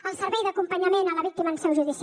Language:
Catalan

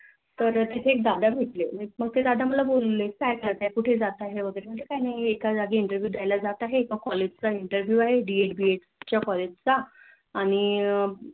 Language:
Marathi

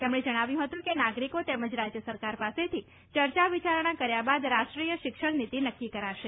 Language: Gujarati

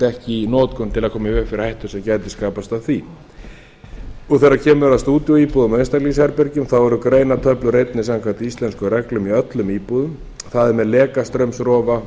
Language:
Icelandic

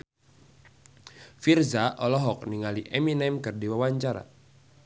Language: Sundanese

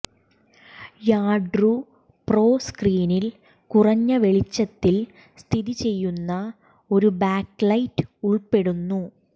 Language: Malayalam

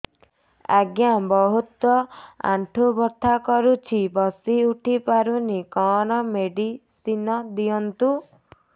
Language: Odia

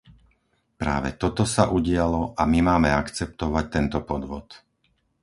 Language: Slovak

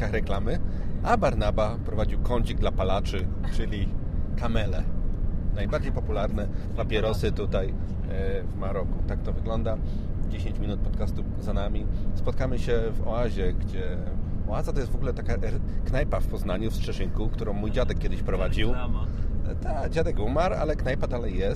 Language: Polish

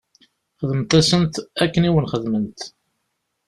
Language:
Kabyle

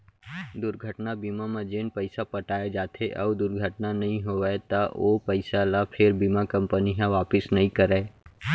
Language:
Chhattisgarhi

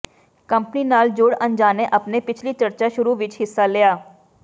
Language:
Punjabi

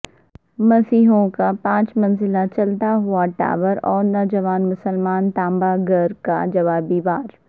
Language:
Urdu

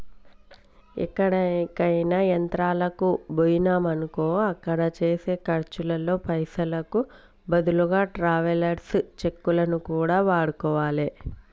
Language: Telugu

